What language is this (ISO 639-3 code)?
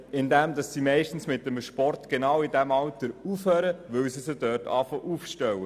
gsw